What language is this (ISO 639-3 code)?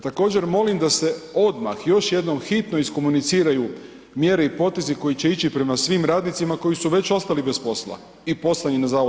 hrv